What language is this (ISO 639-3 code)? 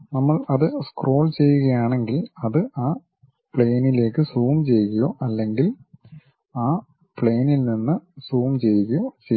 mal